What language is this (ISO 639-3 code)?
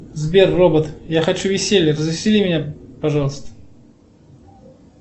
rus